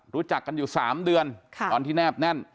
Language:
Thai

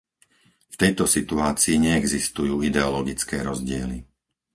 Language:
Slovak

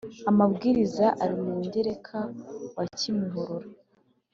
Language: Kinyarwanda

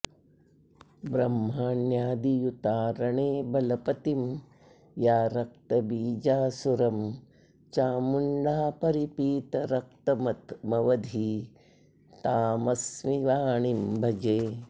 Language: Sanskrit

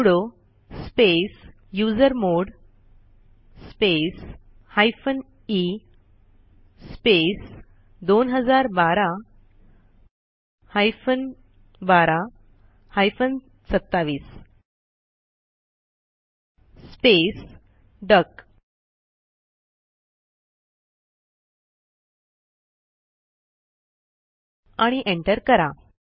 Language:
Marathi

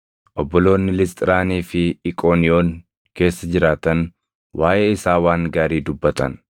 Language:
Oromo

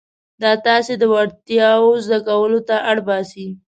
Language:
Pashto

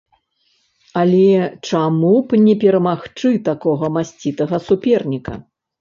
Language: Belarusian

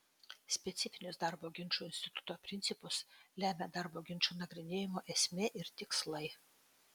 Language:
Lithuanian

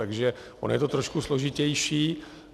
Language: Czech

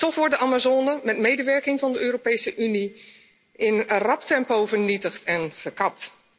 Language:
Dutch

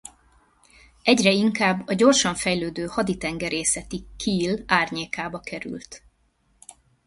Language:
Hungarian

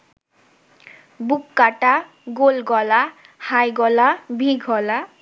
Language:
Bangla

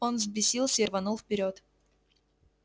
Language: Russian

